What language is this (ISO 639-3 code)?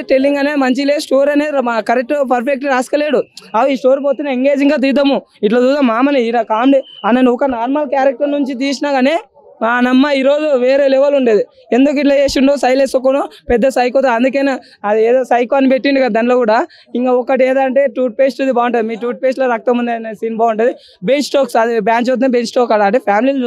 tel